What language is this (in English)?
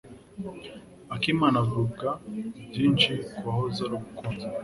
Kinyarwanda